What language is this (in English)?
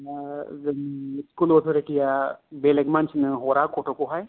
Bodo